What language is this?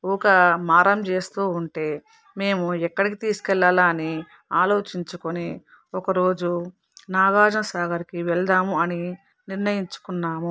Telugu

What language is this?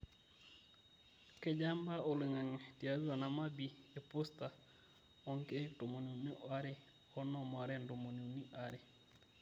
Masai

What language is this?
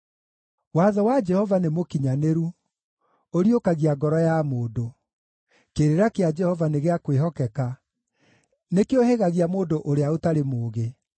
Kikuyu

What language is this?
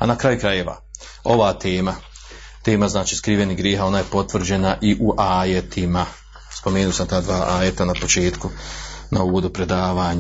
Croatian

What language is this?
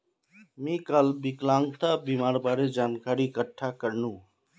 Magahi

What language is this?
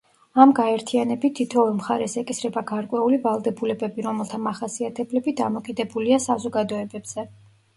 Georgian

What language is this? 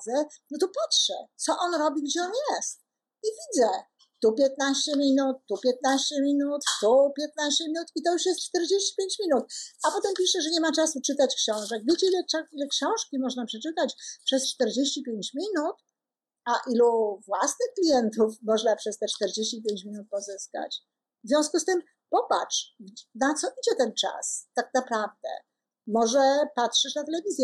Polish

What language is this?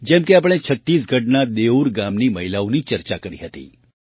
Gujarati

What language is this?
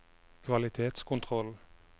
Norwegian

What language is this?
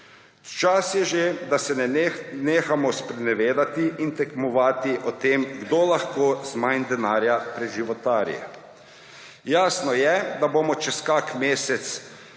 Slovenian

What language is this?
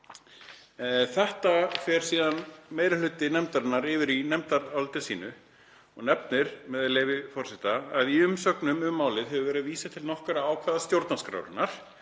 Icelandic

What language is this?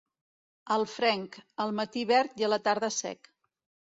Catalan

